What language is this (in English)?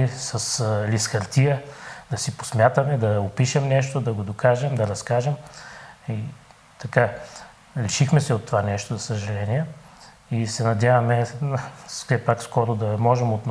Bulgarian